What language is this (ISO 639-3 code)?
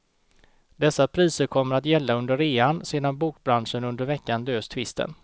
swe